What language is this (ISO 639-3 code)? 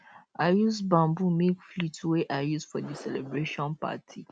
pcm